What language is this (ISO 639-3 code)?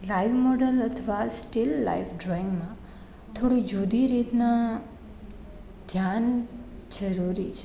guj